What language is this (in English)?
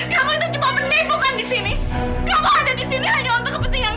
Indonesian